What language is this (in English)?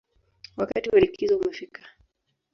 Swahili